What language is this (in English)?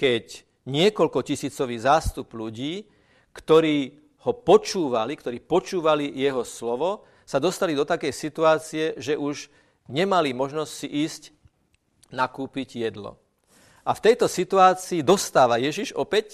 Slovak